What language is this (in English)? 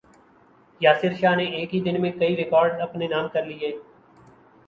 Urdu